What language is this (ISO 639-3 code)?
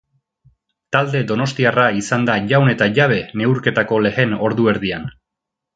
eus